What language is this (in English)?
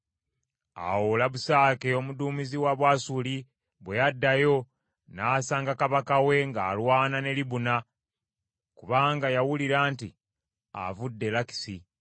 Ganda